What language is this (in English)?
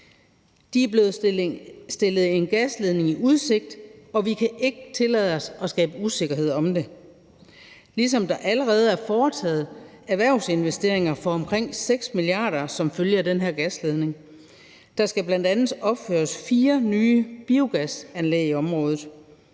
Danish